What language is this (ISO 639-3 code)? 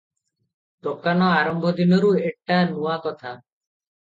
ori